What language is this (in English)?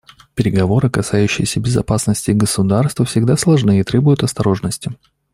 Russian